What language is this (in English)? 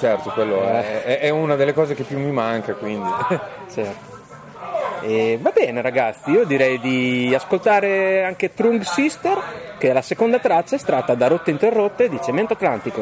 Italian